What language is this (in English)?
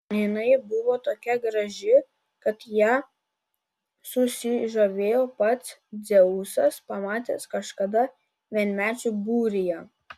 Lithuanian